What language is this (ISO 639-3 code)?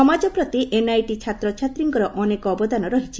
ori